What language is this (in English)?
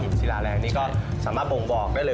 Thai